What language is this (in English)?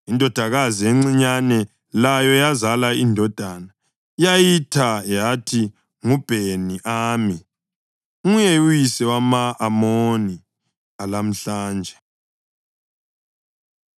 North Ndebele